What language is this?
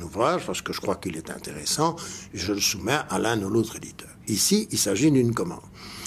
French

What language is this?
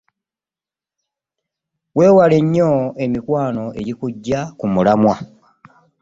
Ganda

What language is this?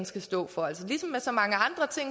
Danish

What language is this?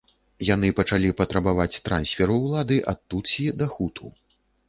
Belarusian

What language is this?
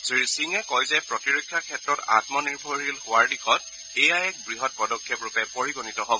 Assamese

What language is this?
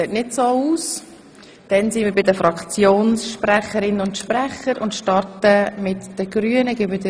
Swiss German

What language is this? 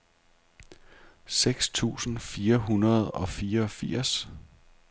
Danish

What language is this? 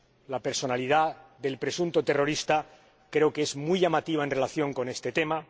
Spanish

